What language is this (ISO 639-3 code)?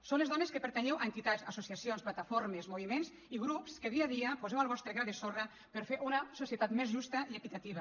cat